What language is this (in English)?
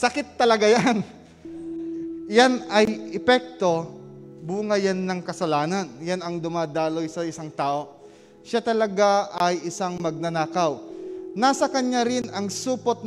Filipino